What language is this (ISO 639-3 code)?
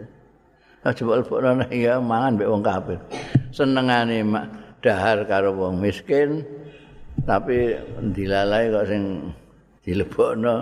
ind